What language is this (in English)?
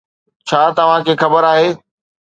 Sindhi